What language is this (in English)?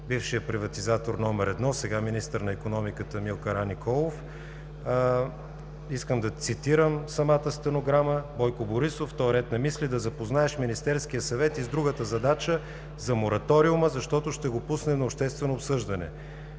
Bulgarian